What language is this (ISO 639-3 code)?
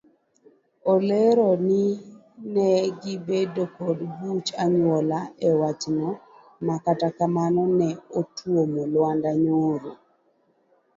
luo